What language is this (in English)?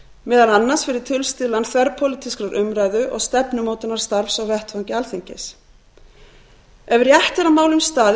Icelandic